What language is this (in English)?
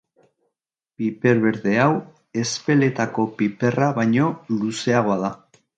Basque